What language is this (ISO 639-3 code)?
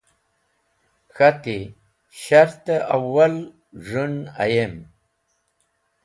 wbl